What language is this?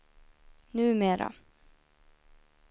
Swedish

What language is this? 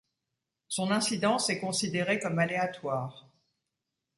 French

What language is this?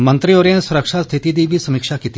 Dogri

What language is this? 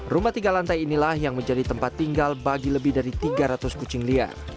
Indonesian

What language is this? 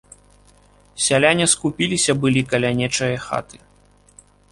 Belarusian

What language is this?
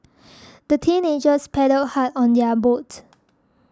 English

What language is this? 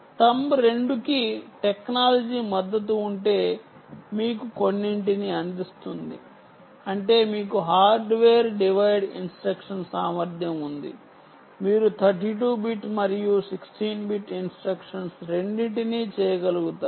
Telugu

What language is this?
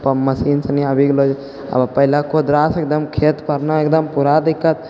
Maithili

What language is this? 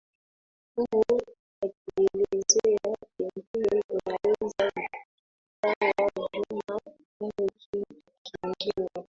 Swahili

